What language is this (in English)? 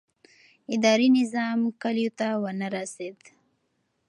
Pashto